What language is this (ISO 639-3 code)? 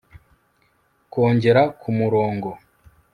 kin